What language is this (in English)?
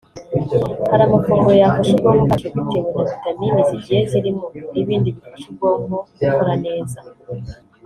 Kinyarwanda